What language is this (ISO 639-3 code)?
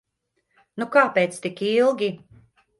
lav